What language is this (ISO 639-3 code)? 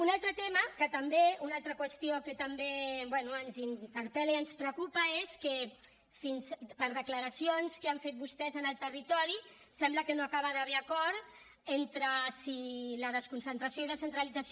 cat